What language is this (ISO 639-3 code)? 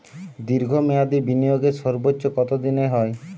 ben